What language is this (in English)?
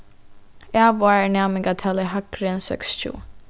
Faroese